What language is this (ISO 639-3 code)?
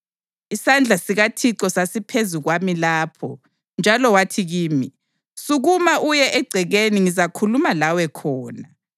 nde